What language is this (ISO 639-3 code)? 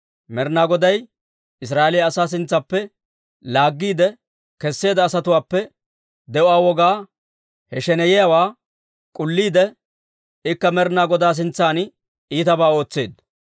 dwr